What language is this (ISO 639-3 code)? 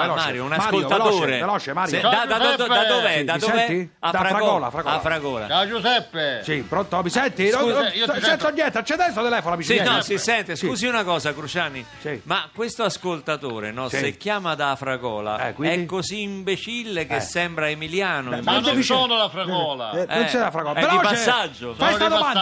ita